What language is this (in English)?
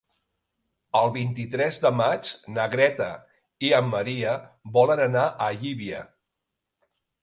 Catalan